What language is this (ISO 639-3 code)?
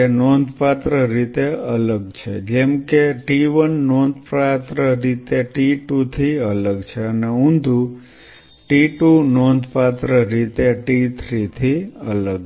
guj